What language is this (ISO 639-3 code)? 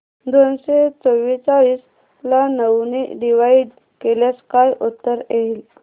mar